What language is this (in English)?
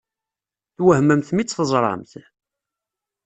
Kabyle